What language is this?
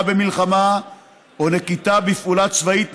Hebrew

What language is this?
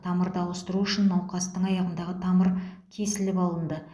Kazakh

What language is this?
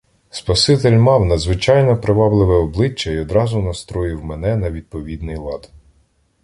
Ukrainian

